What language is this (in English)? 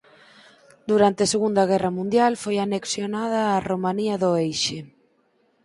Galician